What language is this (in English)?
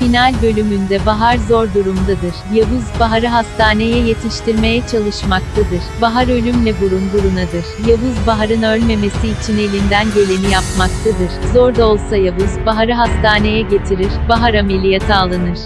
Turkish